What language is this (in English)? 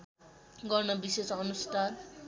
Nepali